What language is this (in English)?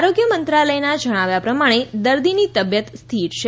Gujarati